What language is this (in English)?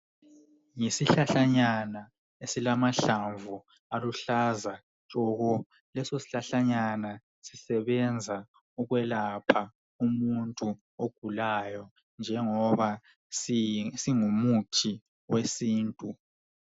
North Ndebele